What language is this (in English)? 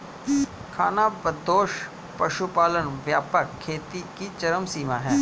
Hindi